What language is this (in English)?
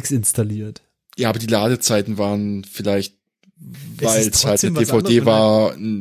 German